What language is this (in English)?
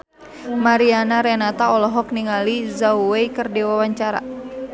Sundanese